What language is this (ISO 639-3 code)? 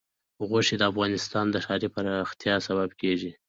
pus